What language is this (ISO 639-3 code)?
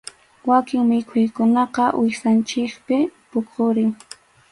qxu